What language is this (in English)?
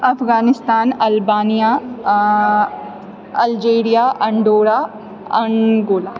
Maithili